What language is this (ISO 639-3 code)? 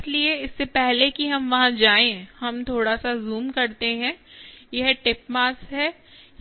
hin